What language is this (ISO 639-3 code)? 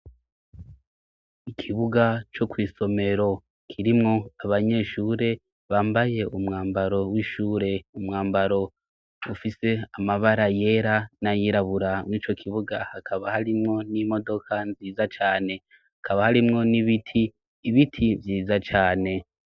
run